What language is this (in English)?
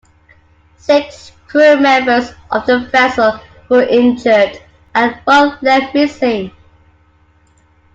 English